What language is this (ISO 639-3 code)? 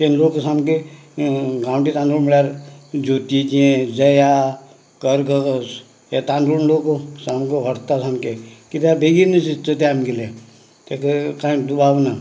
kok